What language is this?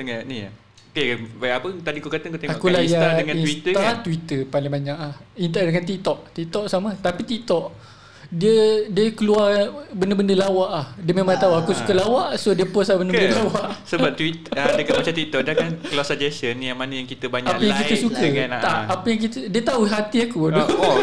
Malay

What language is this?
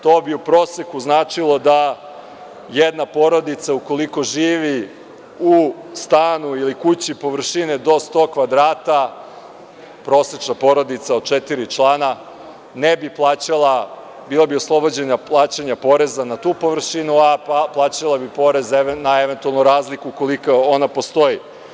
Serbian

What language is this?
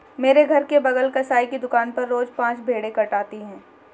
Hindi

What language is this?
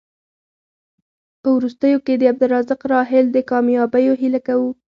Pashto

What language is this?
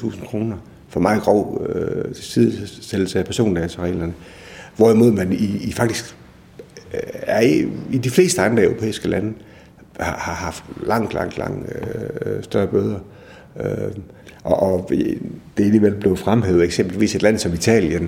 Danish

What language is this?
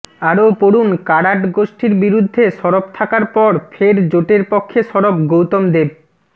Bangla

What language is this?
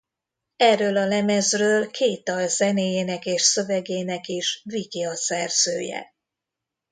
Hungarian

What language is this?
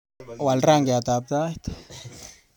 Kalenjin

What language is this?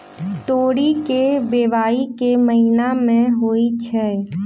Maithili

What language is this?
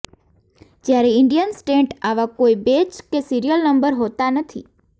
Gujarati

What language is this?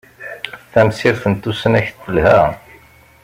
Kabyle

